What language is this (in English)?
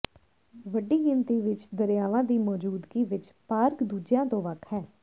Punjabi